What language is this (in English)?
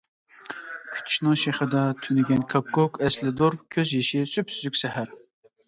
Uyghur